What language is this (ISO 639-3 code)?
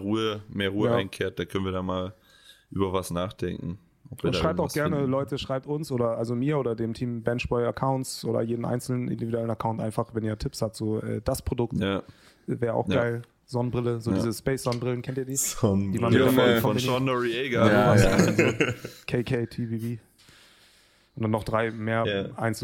deu